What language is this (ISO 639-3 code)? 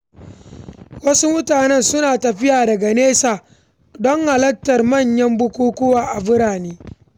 hau